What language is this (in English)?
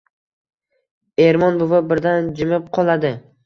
Uzbek